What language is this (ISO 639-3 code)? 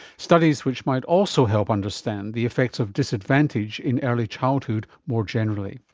eng